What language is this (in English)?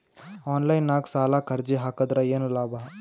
Kannada